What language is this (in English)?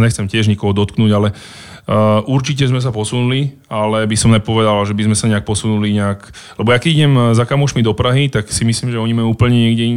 Slovak